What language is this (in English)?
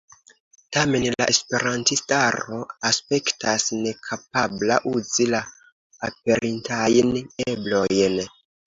Esperanto